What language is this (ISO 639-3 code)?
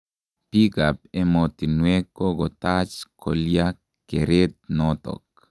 kln